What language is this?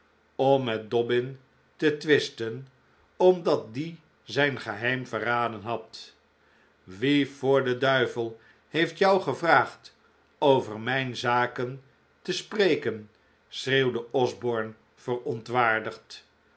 Dutch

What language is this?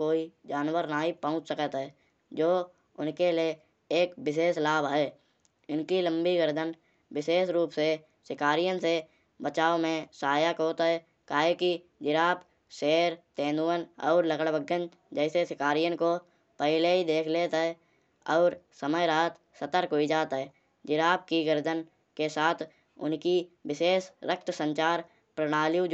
Kanauji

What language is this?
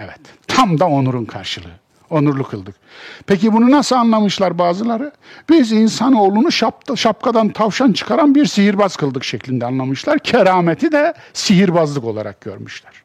Turkish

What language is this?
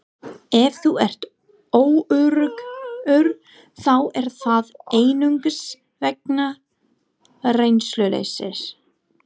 Icelandic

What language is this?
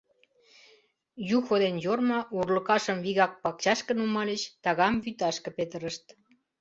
Mari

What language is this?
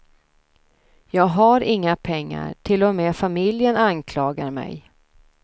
Swedish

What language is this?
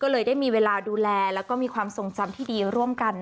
Thai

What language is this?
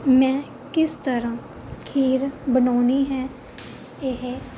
Punjabi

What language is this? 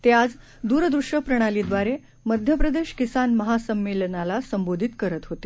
Marathi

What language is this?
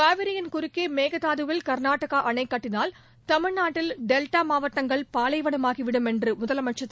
Tamil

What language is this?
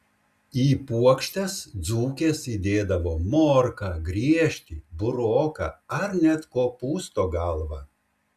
Lithuanian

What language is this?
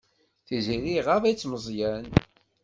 Kabyle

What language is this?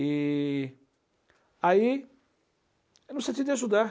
Portuguese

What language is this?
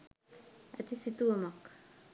Sinhala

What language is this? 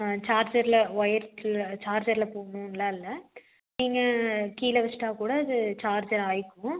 Tamil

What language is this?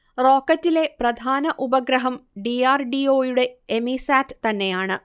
Malayalam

